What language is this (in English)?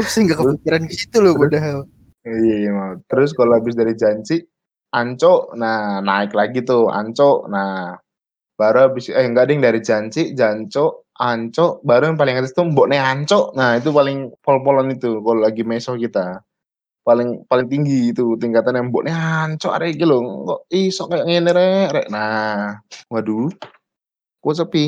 Indonesian